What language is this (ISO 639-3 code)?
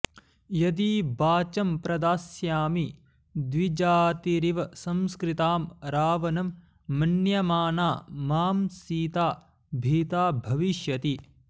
san